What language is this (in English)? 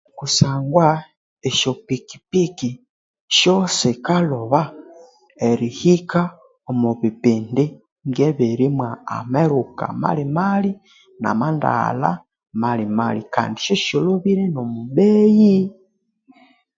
Konzo